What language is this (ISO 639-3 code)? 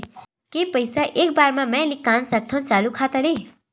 hne